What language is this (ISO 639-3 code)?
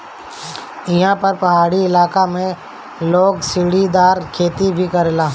bho